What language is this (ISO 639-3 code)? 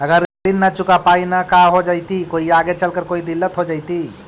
mag